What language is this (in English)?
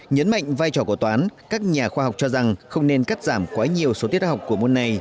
Vietnamese